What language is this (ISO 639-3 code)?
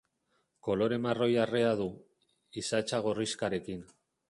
eus